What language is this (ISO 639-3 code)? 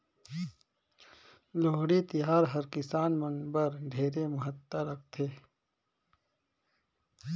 hne